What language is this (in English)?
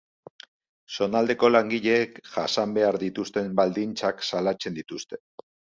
Basque